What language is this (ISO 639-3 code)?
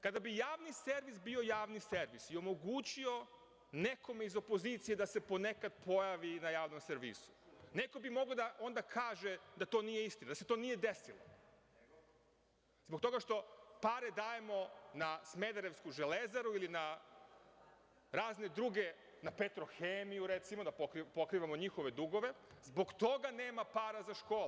srp